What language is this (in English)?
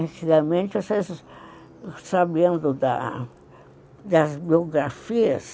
Portuguese